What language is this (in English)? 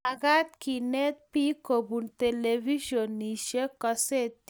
Kalenjin